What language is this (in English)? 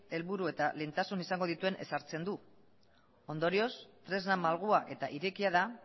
Basque